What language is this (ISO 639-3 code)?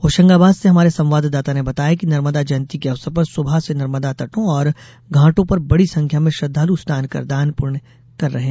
hin